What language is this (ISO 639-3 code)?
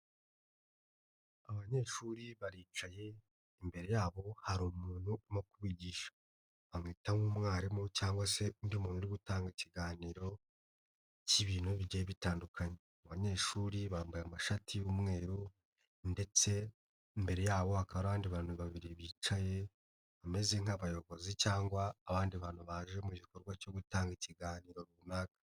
kin